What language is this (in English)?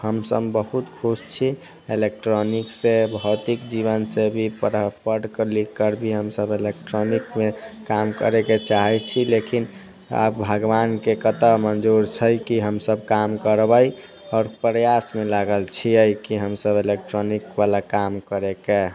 Maithili